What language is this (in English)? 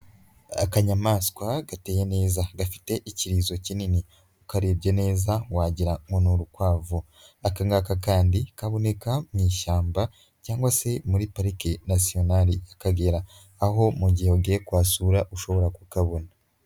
Kinyarwanda